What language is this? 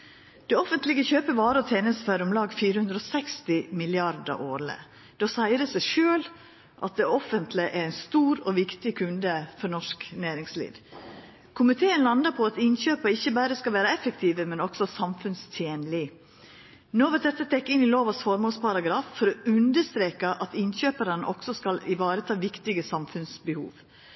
Norwegian Nynorsk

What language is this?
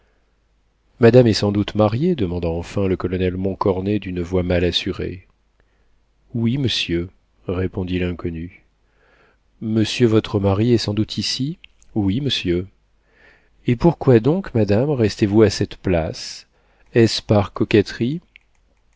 French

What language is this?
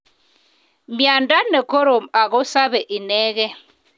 Kalenjin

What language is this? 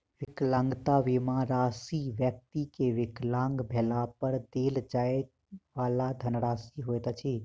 Maithili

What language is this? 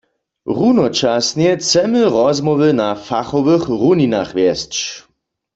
Upper Sorbian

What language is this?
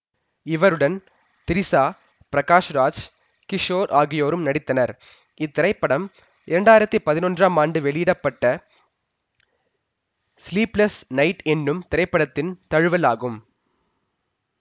Tamil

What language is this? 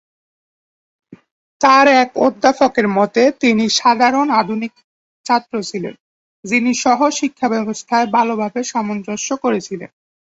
Bangla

